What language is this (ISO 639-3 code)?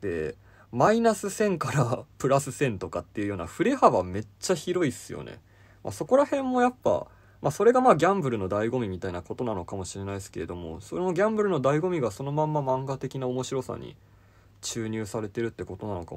jpn